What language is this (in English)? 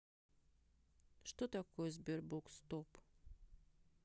Russian